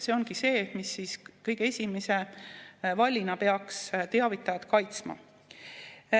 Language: Estonian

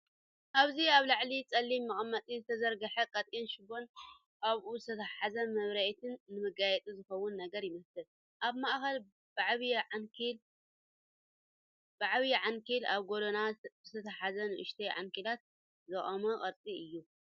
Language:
Tigrinya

